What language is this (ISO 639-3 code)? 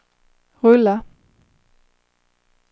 swe